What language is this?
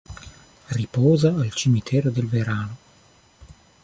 Italian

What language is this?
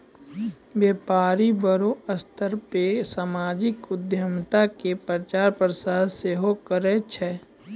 Maithili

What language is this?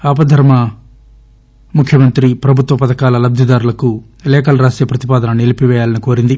Telugu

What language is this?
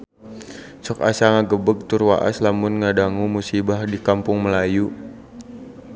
Sundanese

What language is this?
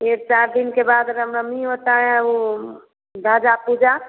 Hindi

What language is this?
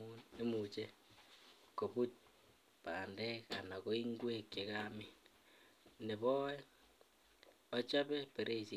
Kalenjin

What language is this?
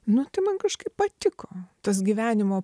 Lithuanian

